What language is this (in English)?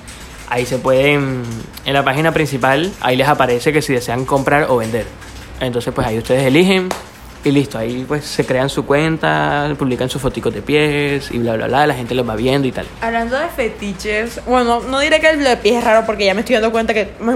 Spanish